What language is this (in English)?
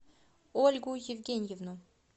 Russian